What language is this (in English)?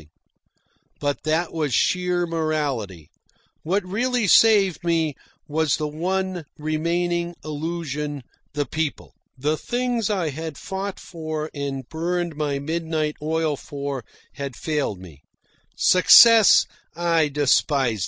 English